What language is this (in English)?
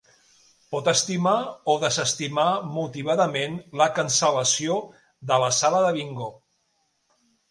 Catalan